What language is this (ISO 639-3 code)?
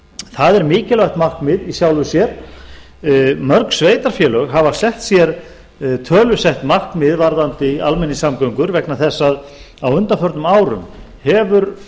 isl